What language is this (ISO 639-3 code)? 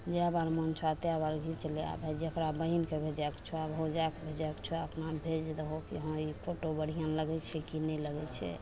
mai